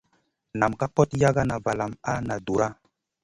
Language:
Masana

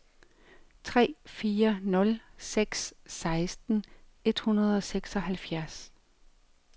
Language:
Danish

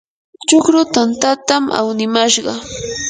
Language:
Yanahuanca Pasco Quechua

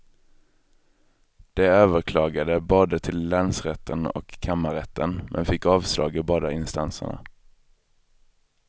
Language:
Swedish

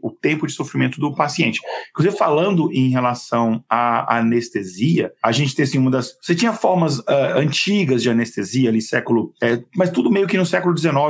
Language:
Portuguese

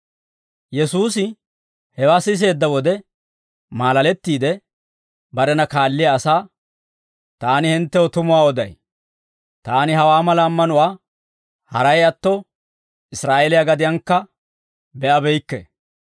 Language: Dawro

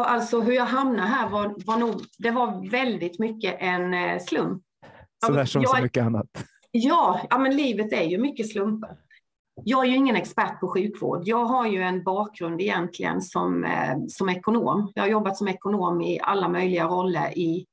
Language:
Swedish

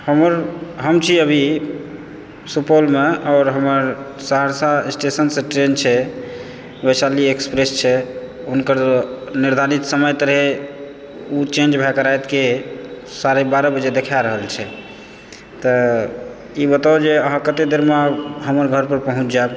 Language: Maithili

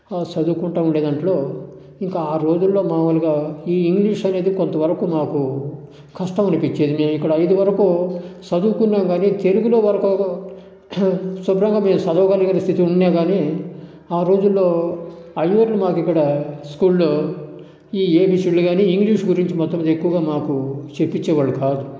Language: Telugu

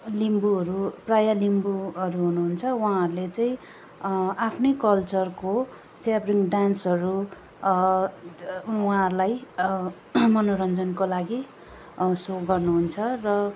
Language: Nepali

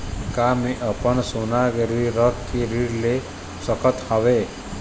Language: Chhattisgarhi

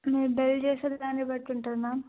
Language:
Telugu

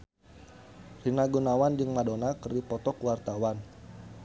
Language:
Sundanese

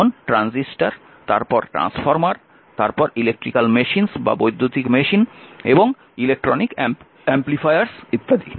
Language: Bangla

